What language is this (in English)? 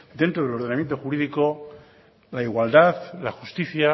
Spanish